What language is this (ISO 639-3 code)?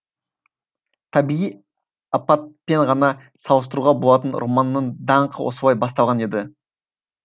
kaz